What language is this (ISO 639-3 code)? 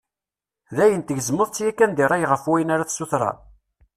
kab